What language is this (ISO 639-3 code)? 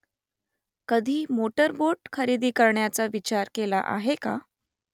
mar